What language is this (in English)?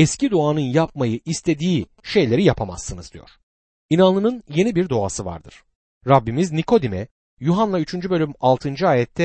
Turkish